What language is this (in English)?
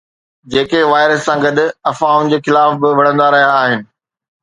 Sindhi